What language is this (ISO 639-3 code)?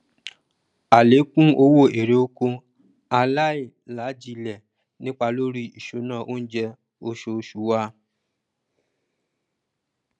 yor